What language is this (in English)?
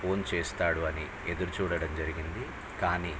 Telugu